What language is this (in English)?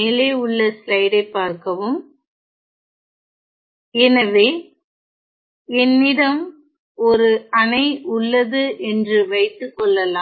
Tamil